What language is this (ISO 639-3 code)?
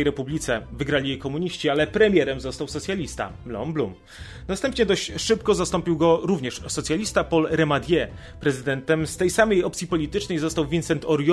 pol